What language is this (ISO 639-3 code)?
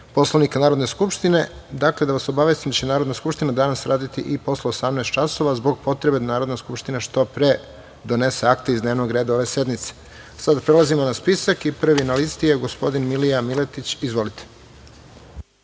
srp